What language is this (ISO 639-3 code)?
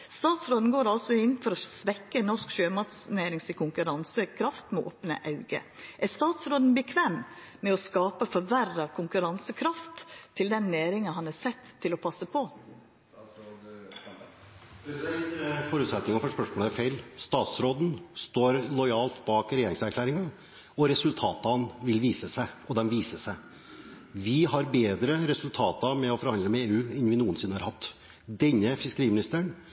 nor